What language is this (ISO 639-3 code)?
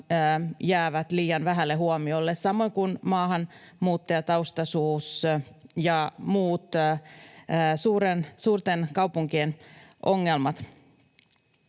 fin